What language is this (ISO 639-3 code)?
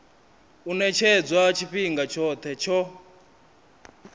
ven